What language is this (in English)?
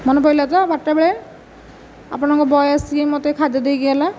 Odia